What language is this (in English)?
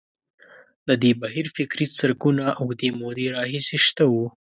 Pashto